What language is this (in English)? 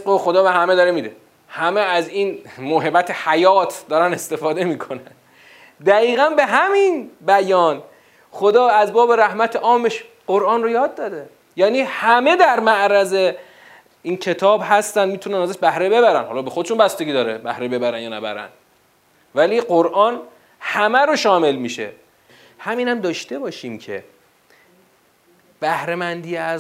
Persian